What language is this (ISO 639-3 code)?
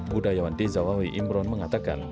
ind